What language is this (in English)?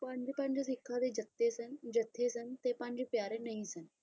Punjabi